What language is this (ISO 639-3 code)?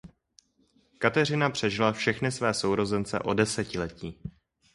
ces